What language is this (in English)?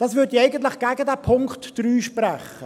Swiss German